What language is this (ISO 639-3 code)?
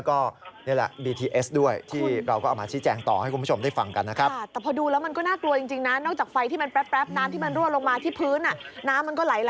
tha